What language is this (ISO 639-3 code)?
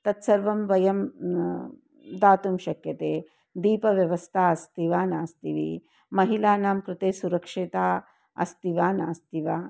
san